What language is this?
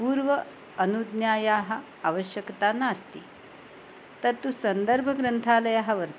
Sanskrit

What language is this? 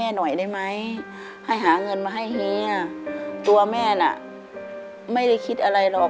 Thai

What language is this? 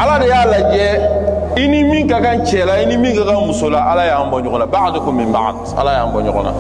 Indonesian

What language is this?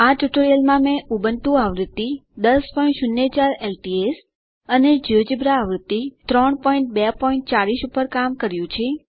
Gujarati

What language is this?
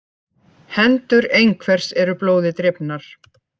Icelandic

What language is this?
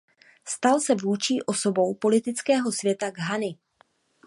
Czech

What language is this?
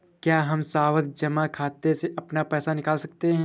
Hindi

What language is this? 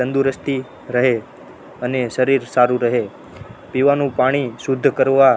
Gujarati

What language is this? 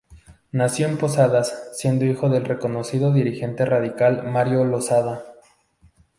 Spanish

